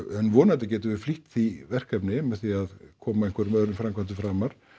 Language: Icelandic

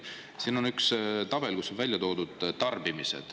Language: Estonian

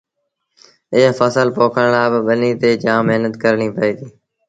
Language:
Sindhi Bhil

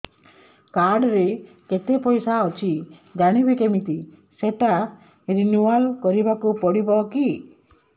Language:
Odia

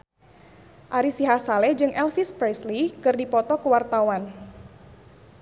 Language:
Sundanese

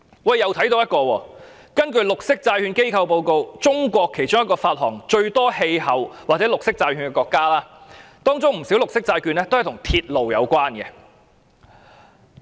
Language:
Cantonese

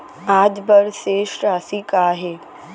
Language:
Chhattisgarhi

